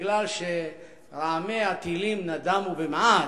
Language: Hebrew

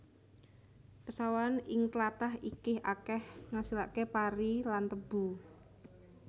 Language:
Javanese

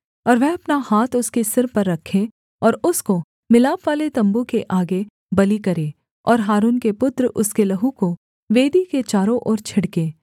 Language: Hindi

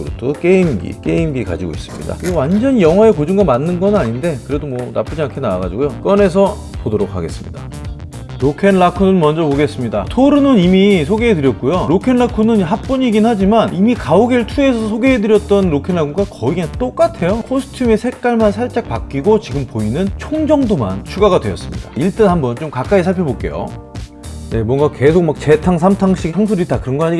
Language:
Korean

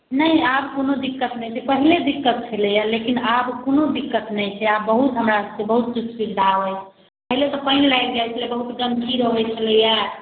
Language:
Maithili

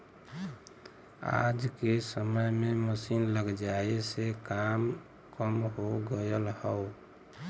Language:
Bhojpuri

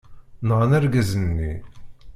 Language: Kabyle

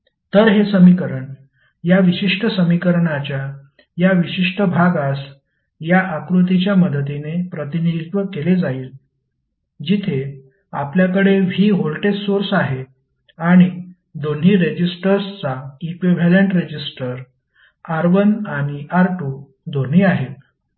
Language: Marathi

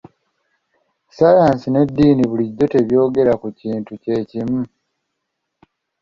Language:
Ganda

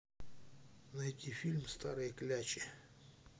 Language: Russian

